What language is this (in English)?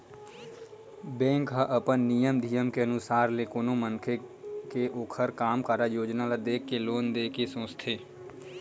Chhattisgarhi